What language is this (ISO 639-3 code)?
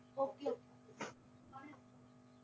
pan